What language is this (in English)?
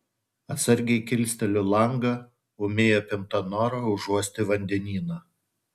Lithuanian